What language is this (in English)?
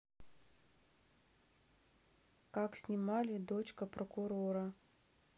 Russian